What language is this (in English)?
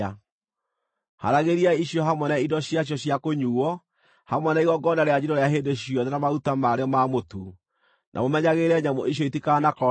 Kikuyu